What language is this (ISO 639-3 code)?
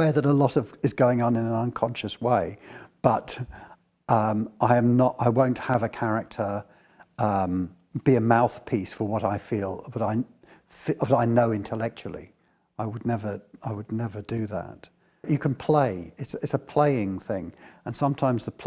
eng